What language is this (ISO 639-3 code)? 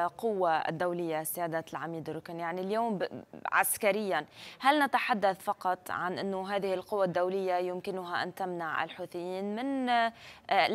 ara